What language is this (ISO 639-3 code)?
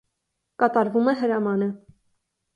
hye